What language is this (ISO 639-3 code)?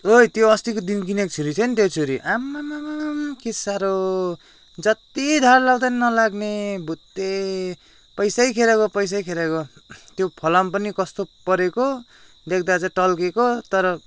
nep